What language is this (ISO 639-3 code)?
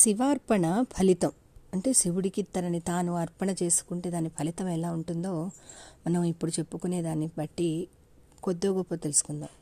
tel